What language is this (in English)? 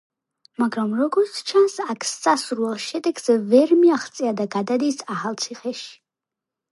Georgian